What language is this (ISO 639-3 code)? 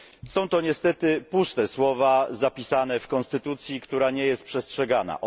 pol